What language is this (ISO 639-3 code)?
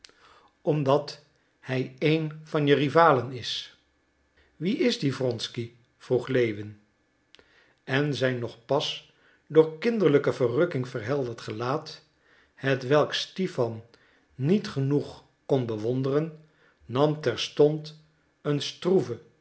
nld